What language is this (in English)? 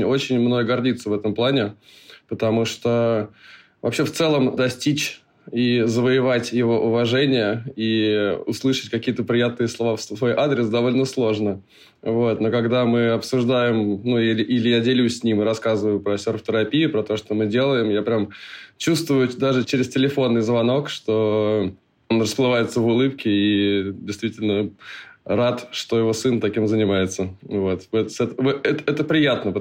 Russian